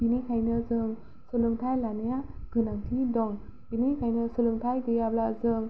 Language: Bodo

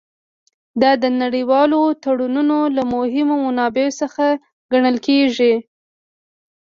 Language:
Pashto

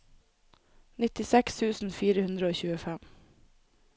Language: Norwegian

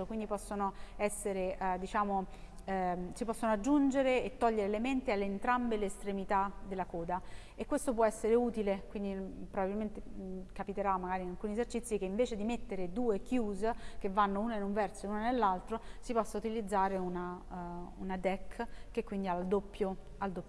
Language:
Italian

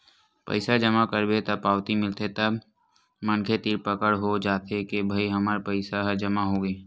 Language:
Chhattisgarhi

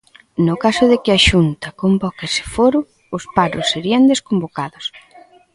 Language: Galician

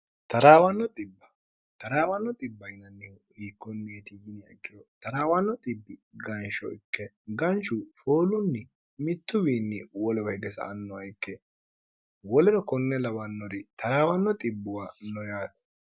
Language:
Sidamo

